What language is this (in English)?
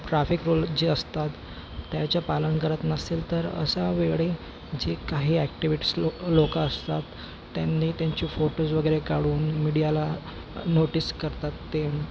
Marathi